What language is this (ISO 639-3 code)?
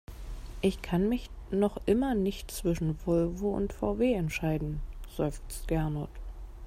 deu